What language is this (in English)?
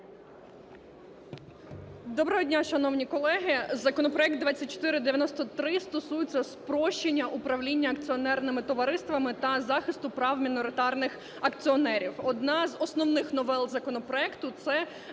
Ukrainian